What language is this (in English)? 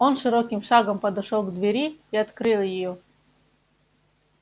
Russian